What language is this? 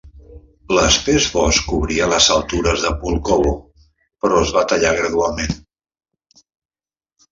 Catalan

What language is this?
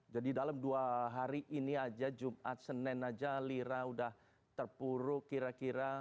Indonesian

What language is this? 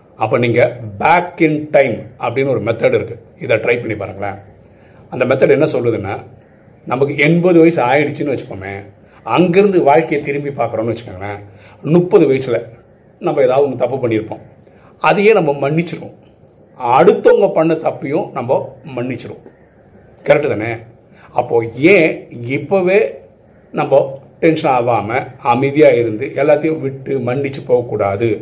Tamil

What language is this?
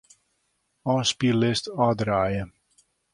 Western Frisian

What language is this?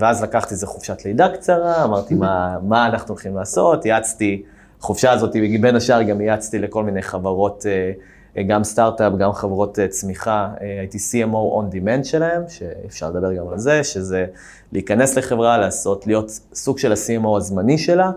Hebrew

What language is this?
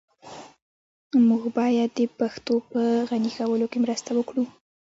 Pashto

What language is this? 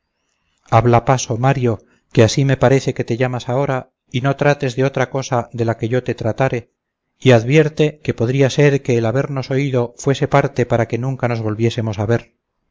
Spanish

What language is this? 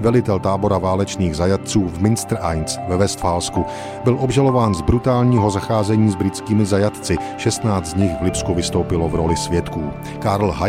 Czech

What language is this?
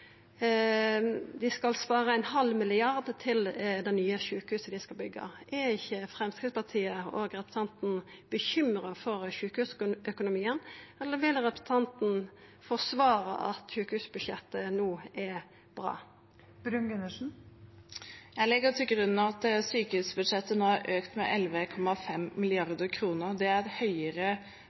Norwegian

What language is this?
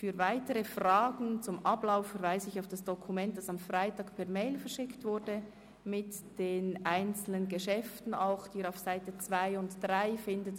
Swiss German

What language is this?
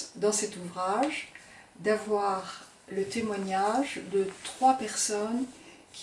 French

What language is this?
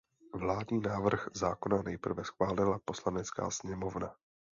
Czech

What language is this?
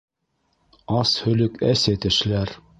Bashkir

